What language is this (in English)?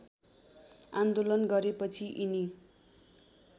Nepali